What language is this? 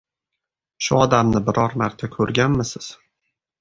Uzbek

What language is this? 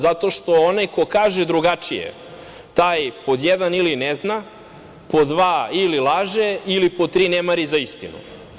Serbian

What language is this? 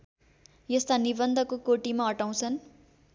Nepali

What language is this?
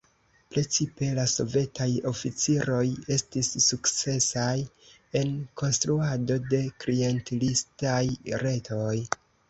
Esperanto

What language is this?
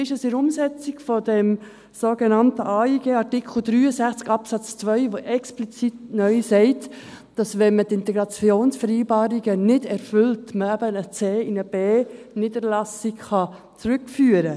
Swiss German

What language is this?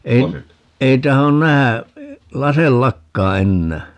Finnish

